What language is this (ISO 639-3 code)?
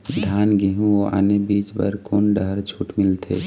hne